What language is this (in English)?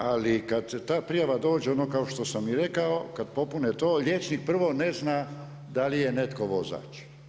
Croatian